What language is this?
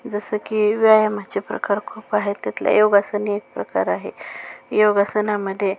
Marathi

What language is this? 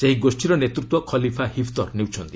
Odia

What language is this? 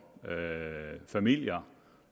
Danish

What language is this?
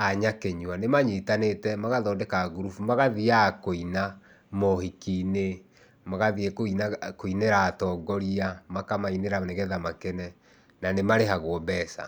Kikuyu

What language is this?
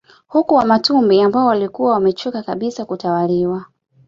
Swahili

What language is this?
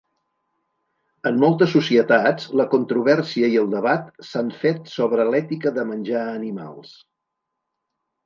Catalan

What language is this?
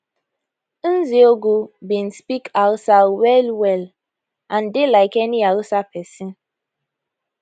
Nigerian Pidgin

